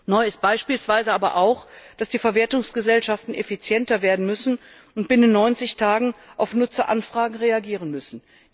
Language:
German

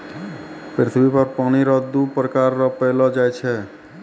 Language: Maithili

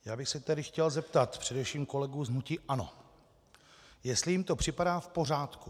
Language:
Czech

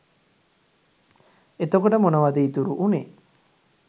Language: Sinhala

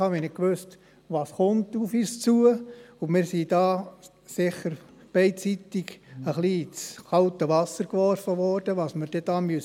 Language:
Swiss German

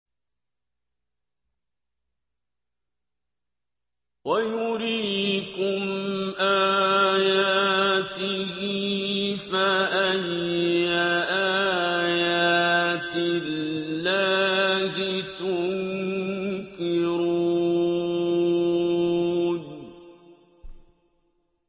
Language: Arabic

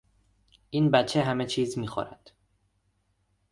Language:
Persian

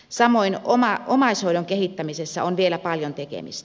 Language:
Finnish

